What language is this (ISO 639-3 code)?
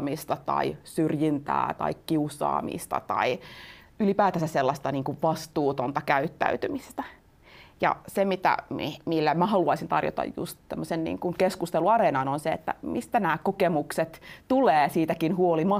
fin